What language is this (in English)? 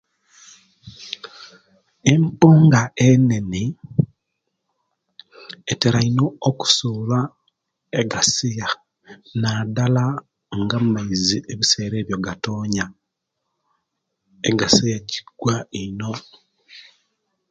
Kenyi